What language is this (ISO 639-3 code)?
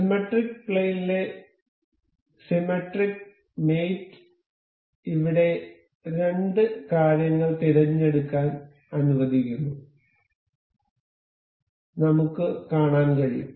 mal